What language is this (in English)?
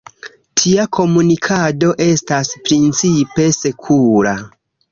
Esperanto